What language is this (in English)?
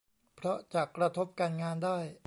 Thai